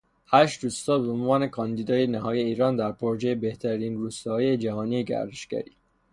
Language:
Persian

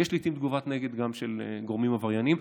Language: Hebrew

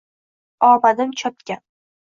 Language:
Uzbek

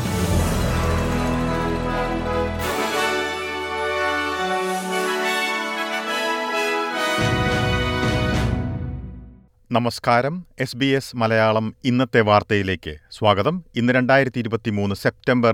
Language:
Malayalam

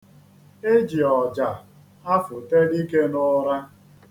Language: Igbo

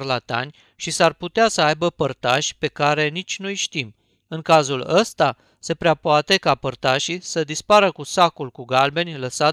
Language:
Romanian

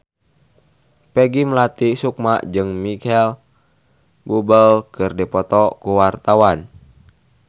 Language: Sundanese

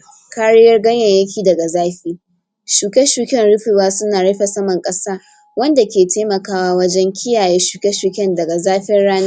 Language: Hausa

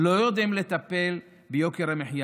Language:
Hebrew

